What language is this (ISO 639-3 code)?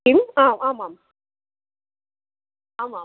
san